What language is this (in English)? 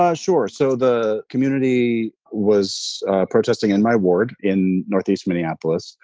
English